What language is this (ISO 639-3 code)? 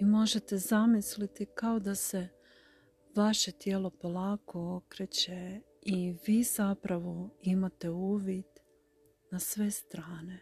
hrv